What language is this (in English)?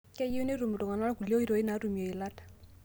Masai